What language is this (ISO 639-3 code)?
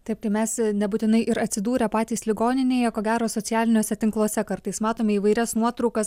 lit